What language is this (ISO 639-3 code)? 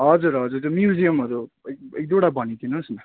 nep